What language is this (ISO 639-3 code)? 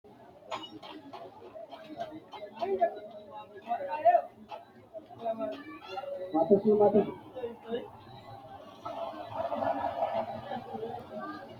sid